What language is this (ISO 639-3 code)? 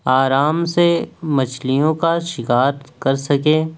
urd